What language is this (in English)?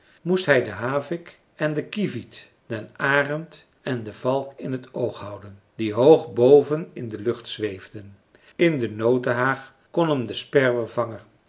Dutch